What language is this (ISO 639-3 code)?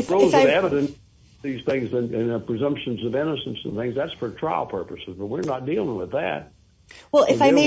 eng